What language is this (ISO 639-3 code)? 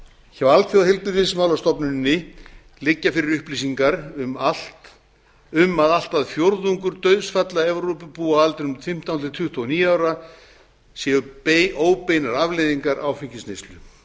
isl